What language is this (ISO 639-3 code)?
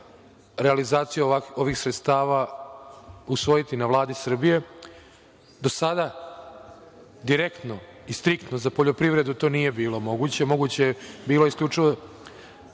srp